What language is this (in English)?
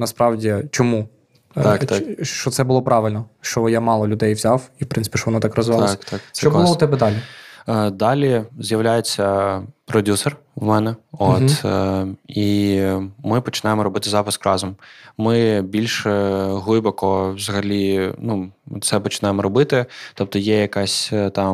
Ukrainian